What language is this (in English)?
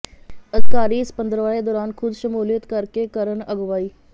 Punjabi